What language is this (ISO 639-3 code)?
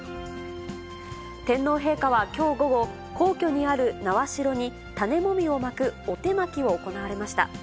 jpn